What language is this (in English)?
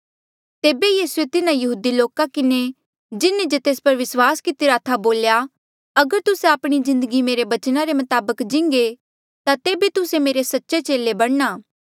Mandeali